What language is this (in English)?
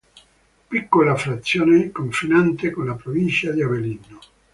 Italian